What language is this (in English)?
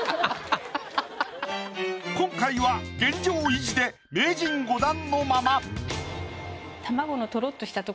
Japanese